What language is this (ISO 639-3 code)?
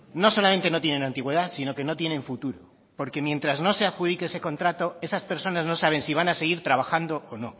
spa